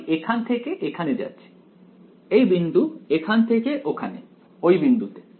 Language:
Bangla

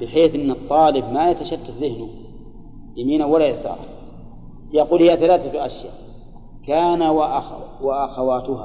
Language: Arabic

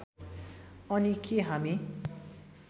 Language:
Nepali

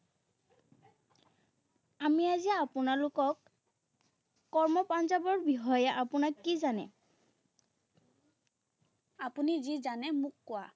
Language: Assamese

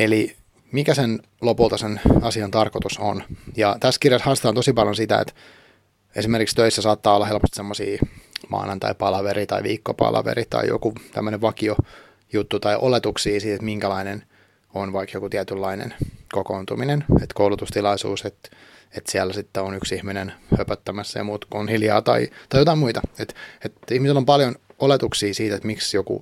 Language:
Finnish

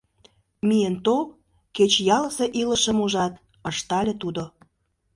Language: Mari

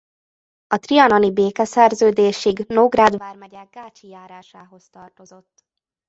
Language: Hungarian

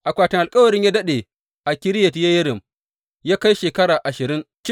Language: Hausa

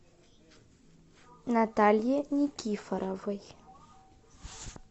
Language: Russian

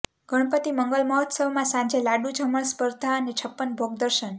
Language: Gujarati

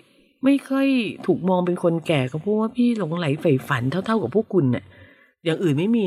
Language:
Thai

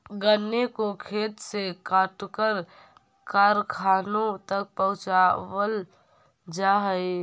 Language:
Magahi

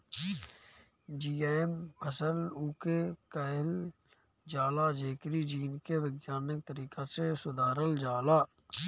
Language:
Bhojpuri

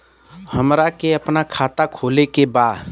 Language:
Bhojpuri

